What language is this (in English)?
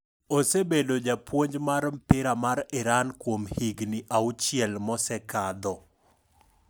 Luo (Kenya and Tanzania)